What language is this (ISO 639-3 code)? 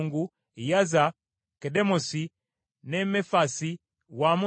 lug